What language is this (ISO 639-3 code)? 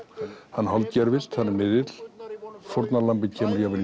isl